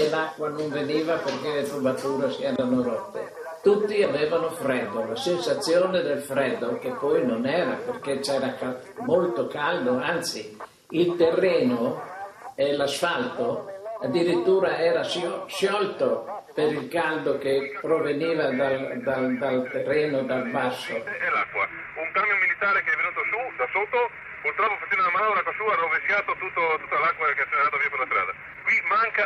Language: Italian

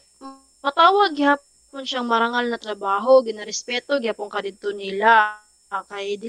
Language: Filipino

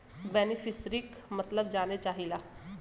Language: Bhojpuri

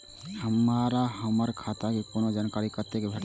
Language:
Maithili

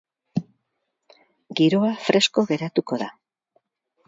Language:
Basque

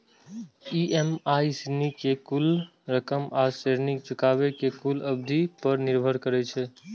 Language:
Maithili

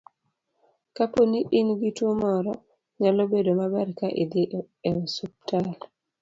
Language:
Luo (Kenya and Tanzania)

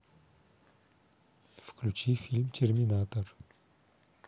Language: Russian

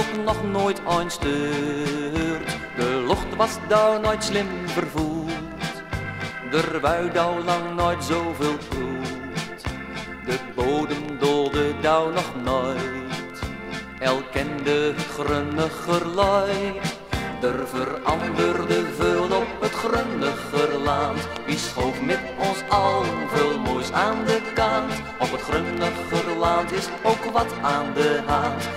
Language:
Dutch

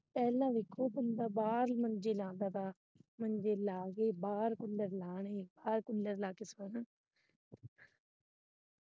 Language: Punjabi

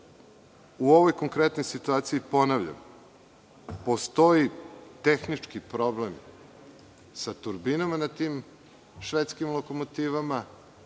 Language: Serbian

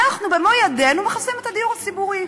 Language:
Hebrew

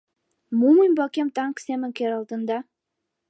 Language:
Mari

